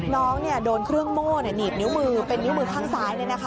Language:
Thai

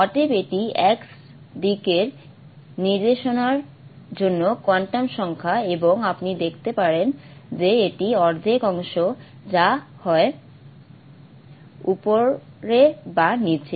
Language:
Bangla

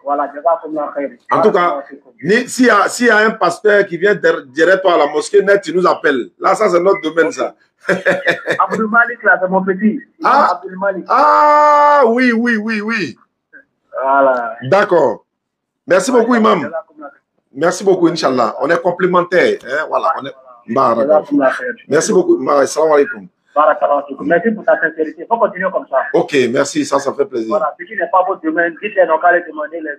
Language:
French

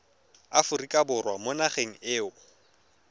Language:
Tswana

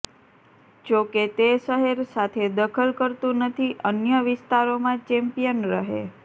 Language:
Gujarati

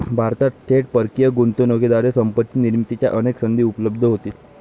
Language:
Marathi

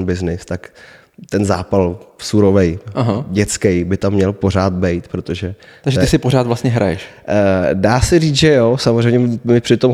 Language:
Czech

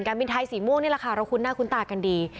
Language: Thai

